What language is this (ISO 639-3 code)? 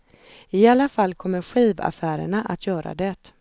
swe